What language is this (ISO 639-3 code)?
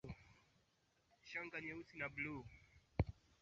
swa